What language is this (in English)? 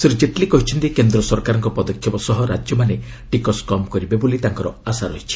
Odia